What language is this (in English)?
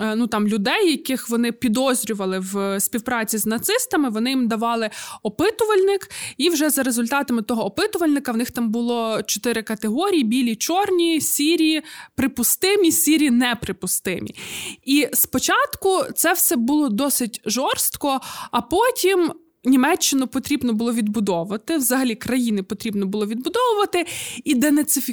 Ukrainian